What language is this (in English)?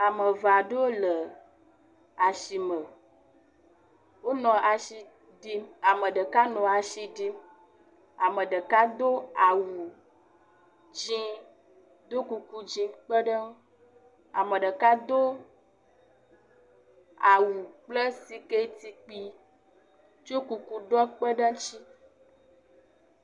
Ewe